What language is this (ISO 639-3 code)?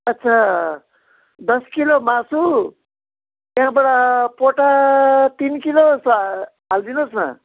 nep